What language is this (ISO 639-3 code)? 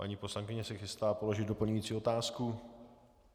ces